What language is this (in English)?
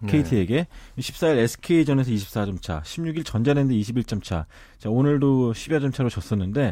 Korean